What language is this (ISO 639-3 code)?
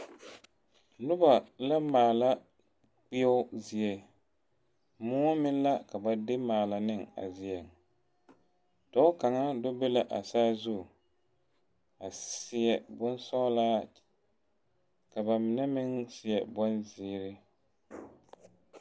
dga